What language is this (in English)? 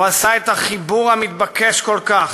Hebrew